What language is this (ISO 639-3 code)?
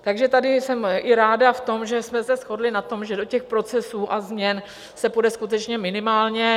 ces